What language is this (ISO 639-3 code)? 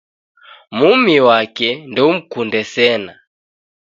dav